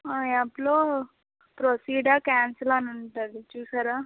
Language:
Telugu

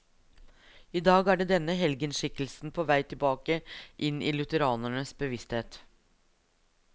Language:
Norwegian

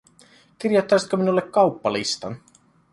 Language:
Finnish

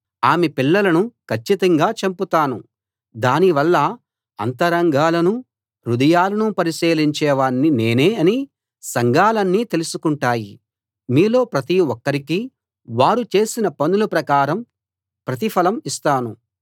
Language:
Telugu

